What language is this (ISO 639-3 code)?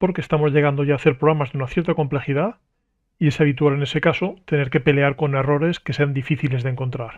spa